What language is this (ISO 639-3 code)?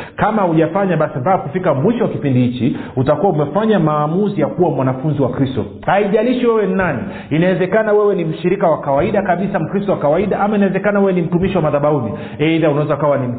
swa